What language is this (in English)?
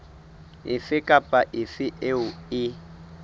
Southern Sotho